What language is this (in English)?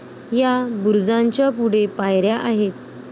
Marathi